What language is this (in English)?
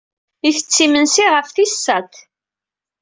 Kabyle